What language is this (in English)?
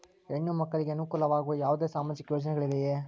Kannada